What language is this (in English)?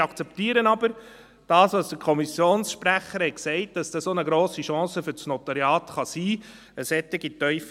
Swiss German